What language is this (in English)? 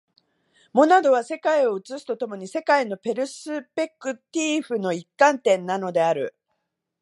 Japanese